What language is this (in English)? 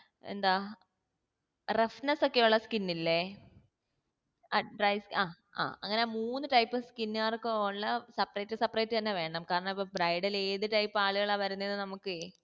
Malayalam